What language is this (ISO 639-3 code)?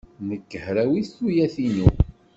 kab